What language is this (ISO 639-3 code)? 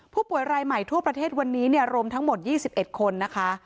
tha